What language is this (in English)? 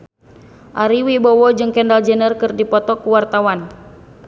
Sundanese